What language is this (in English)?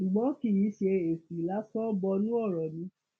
Yoruba